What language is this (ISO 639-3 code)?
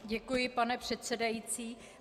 ces